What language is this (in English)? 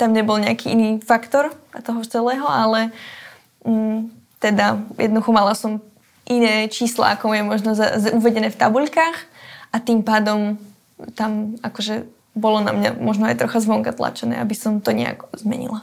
Slovak